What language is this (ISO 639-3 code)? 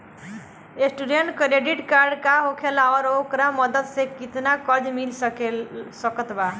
bho